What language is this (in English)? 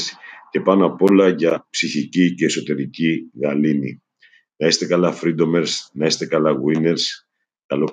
Greek